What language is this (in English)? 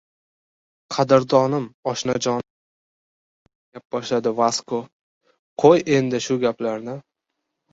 Uzbek